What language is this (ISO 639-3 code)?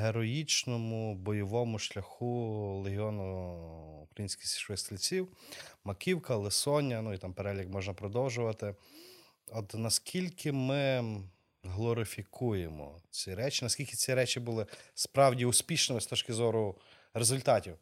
ukr